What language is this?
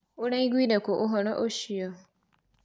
Kikuyu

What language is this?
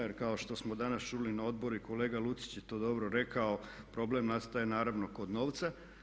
Croatian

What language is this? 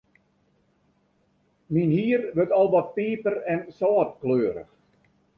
Western Frisian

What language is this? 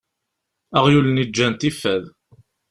Kabyle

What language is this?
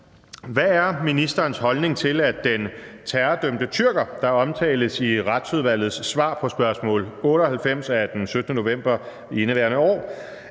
Danish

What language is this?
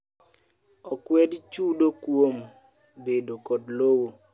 Luo (Kenya and Tanzania)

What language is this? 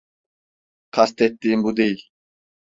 Turkish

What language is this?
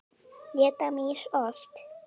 Icelandic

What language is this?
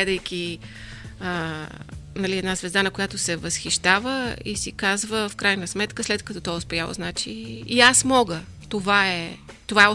Bulgarian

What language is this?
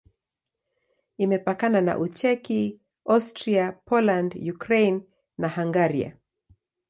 Swahili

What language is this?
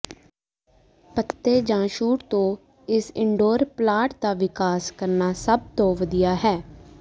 Punjabi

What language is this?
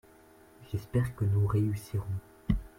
French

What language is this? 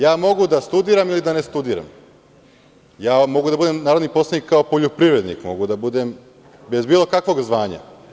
Serbian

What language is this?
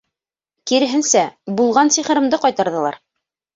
Bashkir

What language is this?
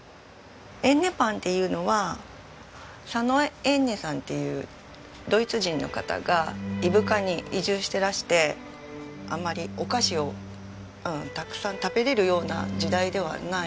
Japanese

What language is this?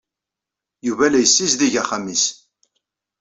Kabyle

